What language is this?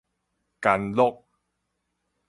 Min Nan Chinese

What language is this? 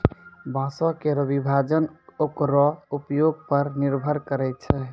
Maithili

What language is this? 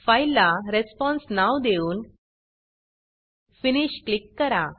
Marathi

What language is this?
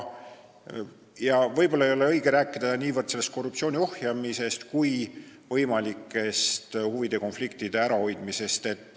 Estonian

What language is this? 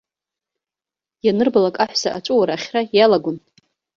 Abkhazian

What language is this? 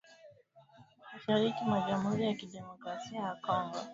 Swahili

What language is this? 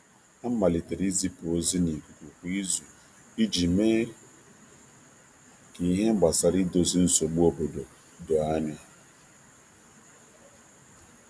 Igbo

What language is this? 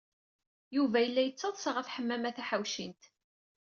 Kabyle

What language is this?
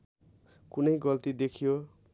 Nepali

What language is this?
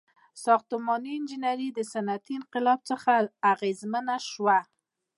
Pashto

